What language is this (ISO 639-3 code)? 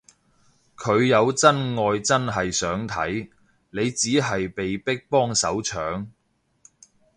yue